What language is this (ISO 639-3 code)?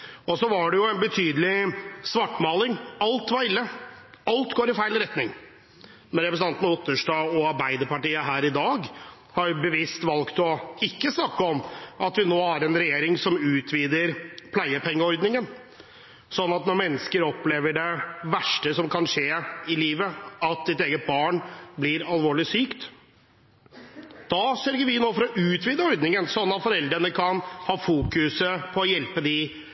nob